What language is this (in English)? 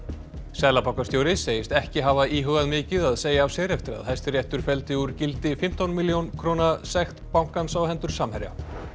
Icelandic